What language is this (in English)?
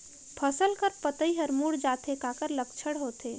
Chhattisgarhi